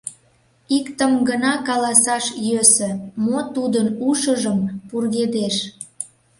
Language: Mari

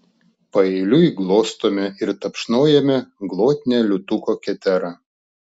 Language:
Lithuanian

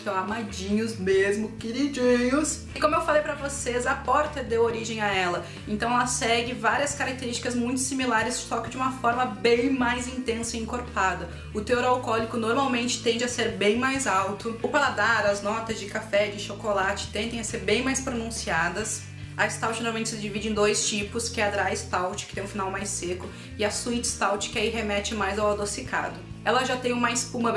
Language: Portuguese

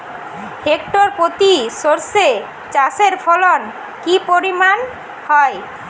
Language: Bangla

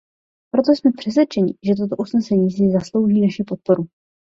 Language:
Czech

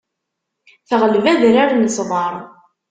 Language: Kabyle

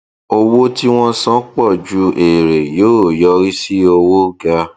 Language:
Yoruba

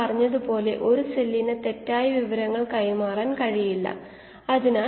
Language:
Malayalam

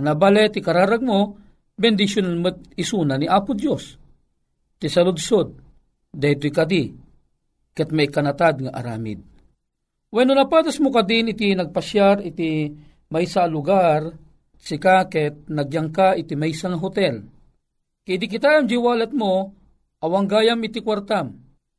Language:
Filipino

